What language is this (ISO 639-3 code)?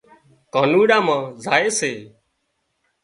kxp